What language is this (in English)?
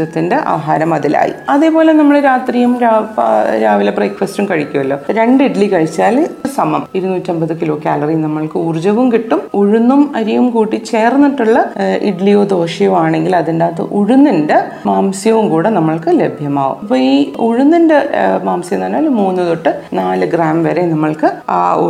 Malayalam